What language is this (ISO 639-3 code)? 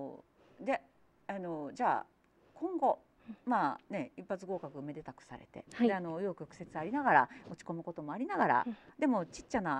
jpn